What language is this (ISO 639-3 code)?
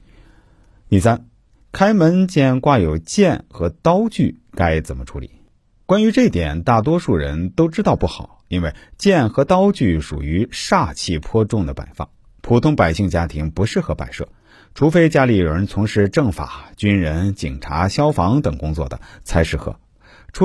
zho